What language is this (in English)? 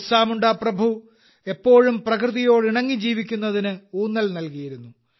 Malayalam